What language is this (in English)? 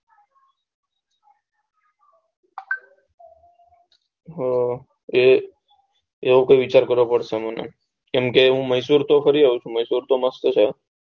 Gujarati